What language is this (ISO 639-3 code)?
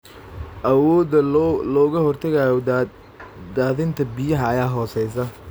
som